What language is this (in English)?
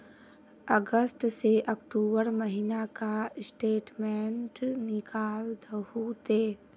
Magahi